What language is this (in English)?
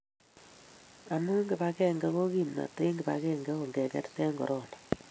Kalenjin